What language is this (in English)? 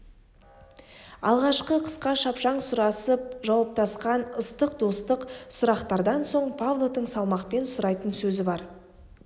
Kazakh